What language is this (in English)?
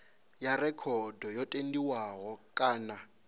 Venda